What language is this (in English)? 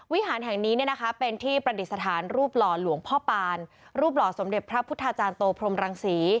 Thai